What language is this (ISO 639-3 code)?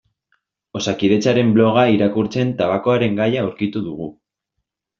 eus